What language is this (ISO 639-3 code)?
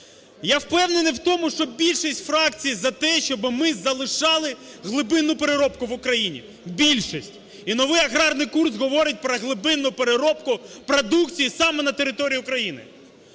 ukr